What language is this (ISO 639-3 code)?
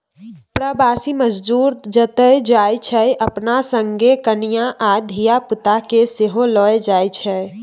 mai